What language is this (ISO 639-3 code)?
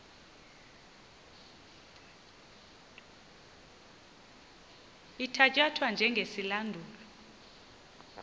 xho